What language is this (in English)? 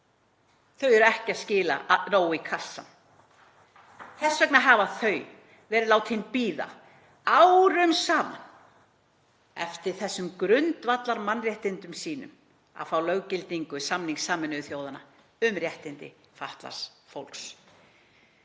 Icelandic